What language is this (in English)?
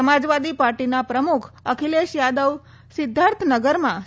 Gujarati